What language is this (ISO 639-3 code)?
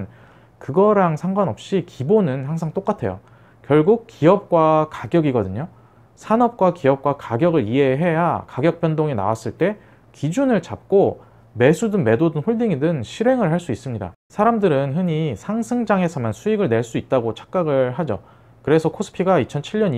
kor